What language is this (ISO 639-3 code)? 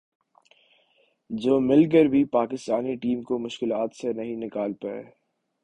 urd